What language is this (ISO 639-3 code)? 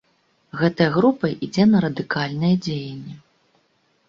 bel